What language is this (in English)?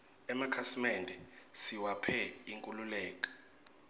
Swati